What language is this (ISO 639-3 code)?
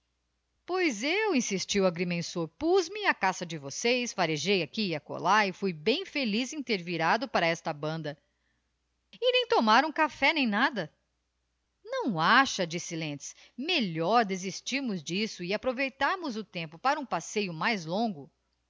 por